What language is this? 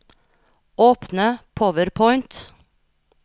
Norwegian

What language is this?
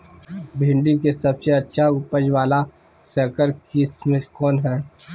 Magahi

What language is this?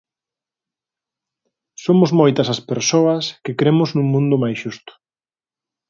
Galician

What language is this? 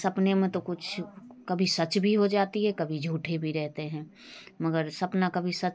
Hindi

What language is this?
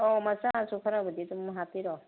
Manipuri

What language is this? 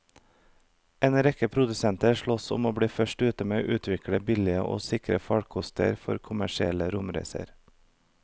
Norwegian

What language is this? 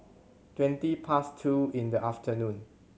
English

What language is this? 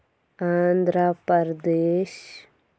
Kashmiri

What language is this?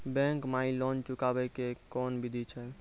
Maithili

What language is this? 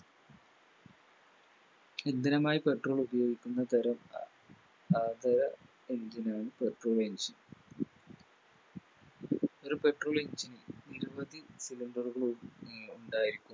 Malayalam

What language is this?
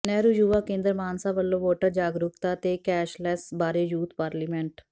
Punjabi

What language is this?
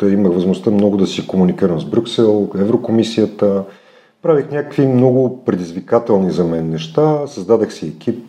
Bulgarian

